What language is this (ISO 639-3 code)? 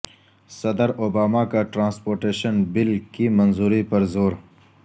urd